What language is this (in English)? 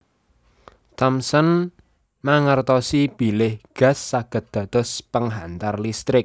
Javanese